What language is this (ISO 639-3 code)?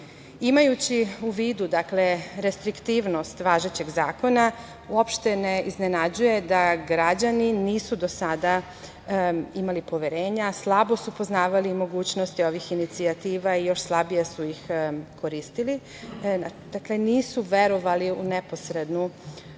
srp